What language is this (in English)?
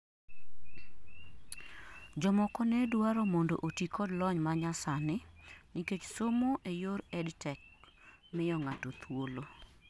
Luo (Kenya and Tanzania)